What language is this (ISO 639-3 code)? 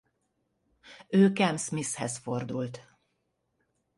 hun